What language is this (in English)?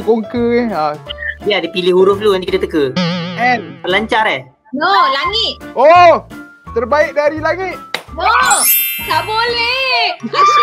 Malay